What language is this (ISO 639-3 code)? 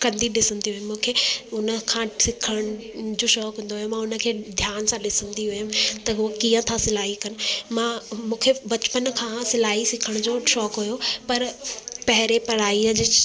snd